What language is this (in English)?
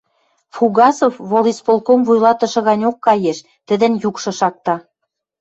Western Mari